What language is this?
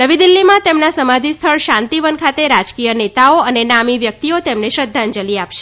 Gujarati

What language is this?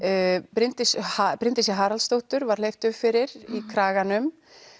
Icelandic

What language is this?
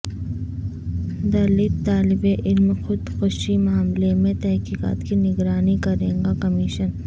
Urdu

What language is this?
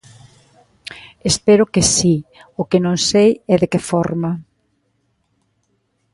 Galician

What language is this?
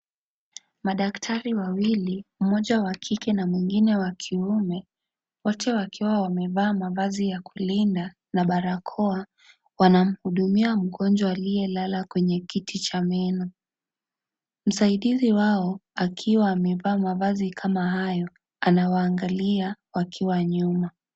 Swahili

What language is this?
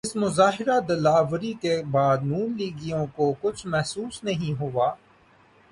Urdu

